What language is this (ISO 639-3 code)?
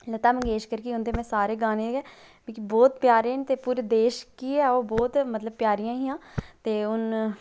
doi